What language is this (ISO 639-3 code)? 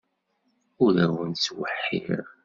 kab